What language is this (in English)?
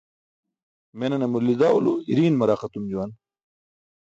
Burushaski